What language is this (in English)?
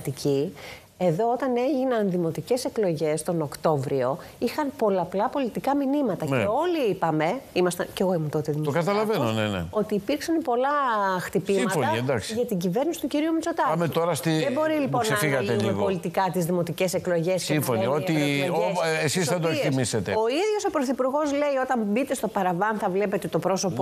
Greek